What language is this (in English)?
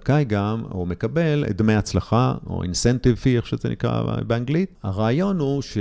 Hebrew